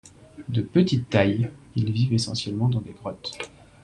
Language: French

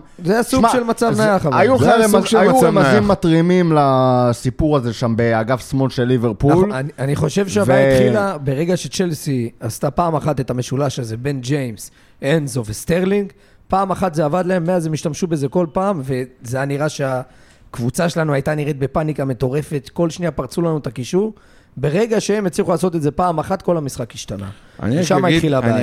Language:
Hebrew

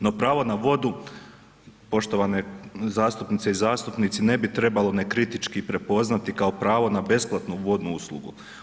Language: Croatian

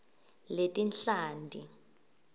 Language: Swati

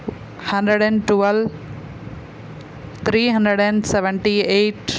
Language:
Telugu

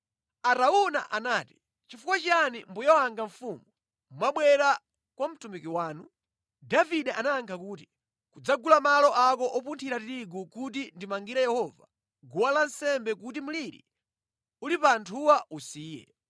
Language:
Nyanja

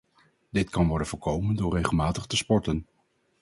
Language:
Dutch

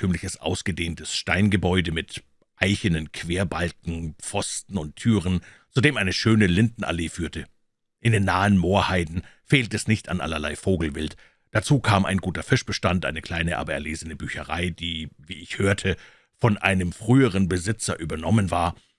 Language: German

